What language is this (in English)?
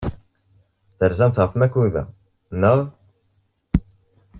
Kabyle